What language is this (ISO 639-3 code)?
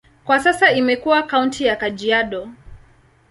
swa